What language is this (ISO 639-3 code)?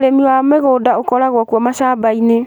kik